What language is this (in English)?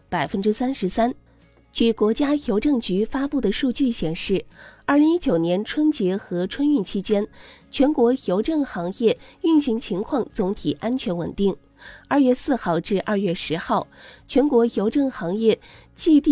Chinese